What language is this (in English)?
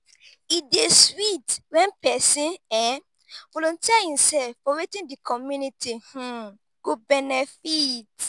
Nigerian Pidgin